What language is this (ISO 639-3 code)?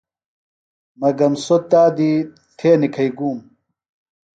phl